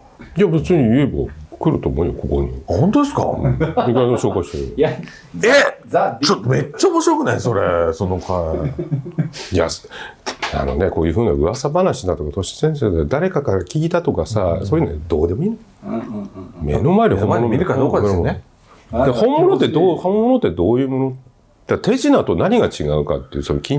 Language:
Japanese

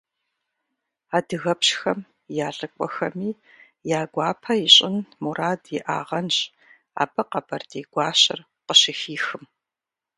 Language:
Kabardian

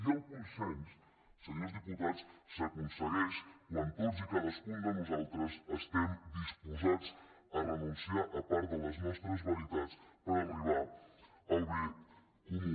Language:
Catalan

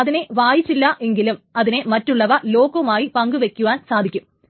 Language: Malayalam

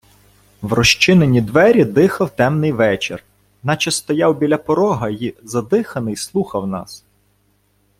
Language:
Ukrainian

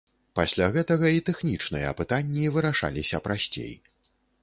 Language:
Belarusian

